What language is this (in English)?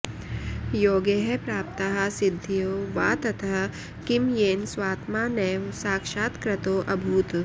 Sanskrit